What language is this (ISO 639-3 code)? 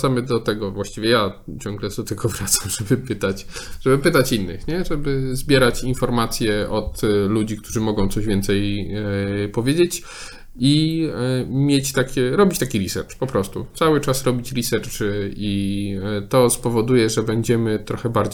pol